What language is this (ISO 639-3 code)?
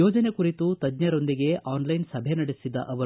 kan